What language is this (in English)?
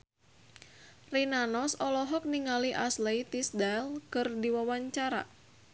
Sundanese